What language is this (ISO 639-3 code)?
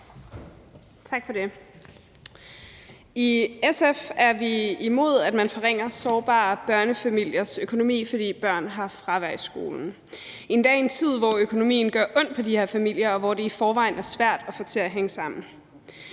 dan